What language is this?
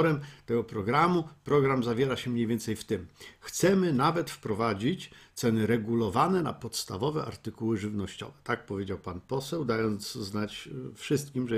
Polish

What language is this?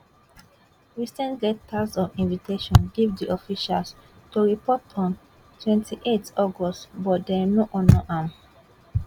Nigerian Pidgin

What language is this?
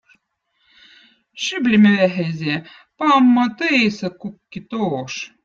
Votic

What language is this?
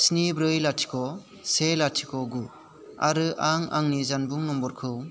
Bodo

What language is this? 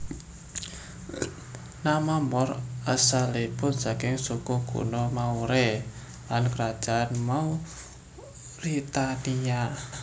Javanese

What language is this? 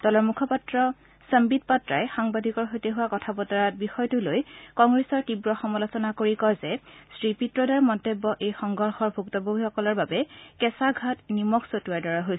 Assamese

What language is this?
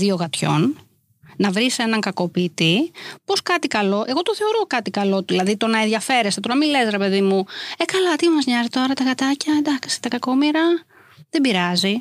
Greek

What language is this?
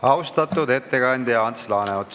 Estonian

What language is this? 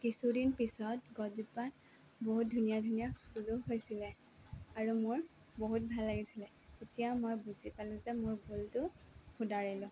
Assamese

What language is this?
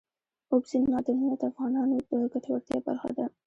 Pashto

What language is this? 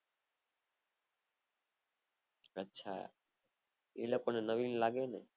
Gujarati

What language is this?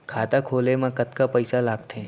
Chhattisgarhi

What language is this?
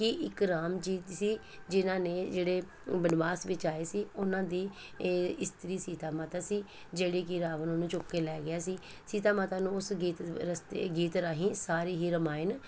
Punjabi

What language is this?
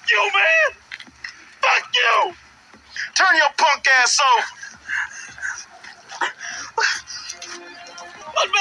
English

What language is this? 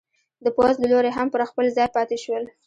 Pashto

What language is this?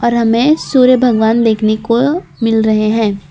Hindi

